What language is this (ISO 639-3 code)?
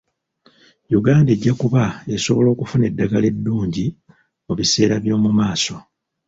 lug